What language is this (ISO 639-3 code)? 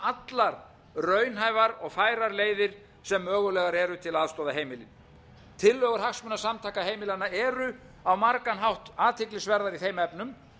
isl